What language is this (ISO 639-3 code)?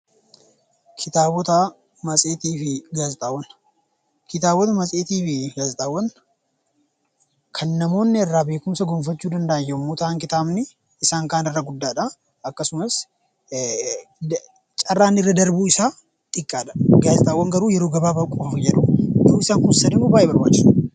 orm